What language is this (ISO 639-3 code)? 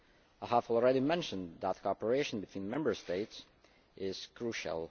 eng